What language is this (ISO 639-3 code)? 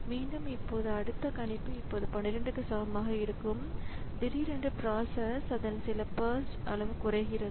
tam